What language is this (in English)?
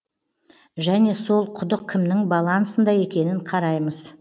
Kazakh